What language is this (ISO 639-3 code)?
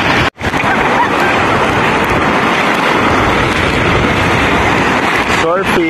fil